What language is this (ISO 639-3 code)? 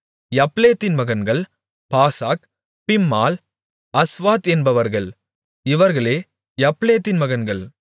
tam